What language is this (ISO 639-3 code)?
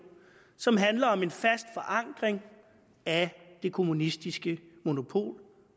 dan